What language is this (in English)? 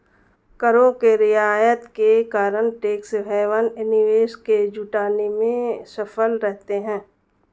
Hindi